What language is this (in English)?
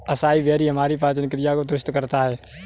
Hindi